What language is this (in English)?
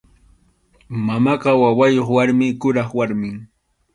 Arequipa-La Unión Quechua